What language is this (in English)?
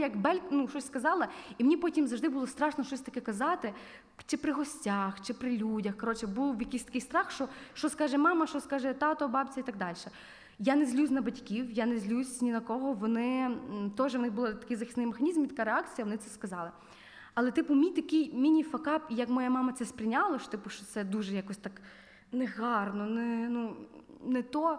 Ukrainian